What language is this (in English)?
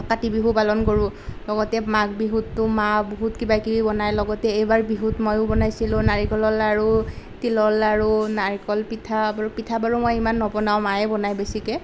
Assamese